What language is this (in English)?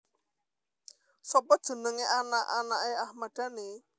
Javanese